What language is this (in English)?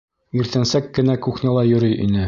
Bashkir